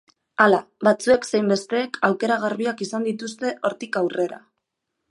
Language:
Basque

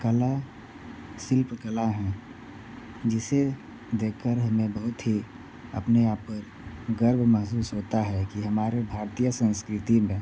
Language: Hindi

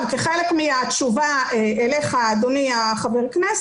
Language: Hebrew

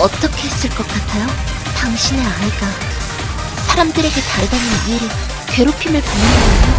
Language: Korean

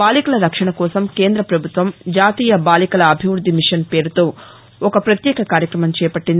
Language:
Telugu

